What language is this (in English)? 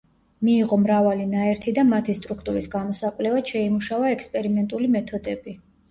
Georgian